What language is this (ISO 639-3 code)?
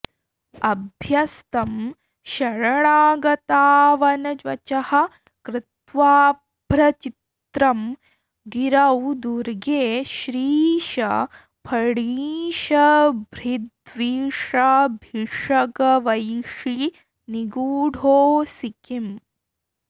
san